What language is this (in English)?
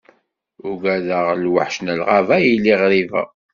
Kabyle